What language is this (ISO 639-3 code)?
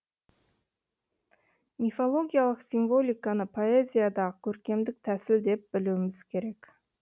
kaz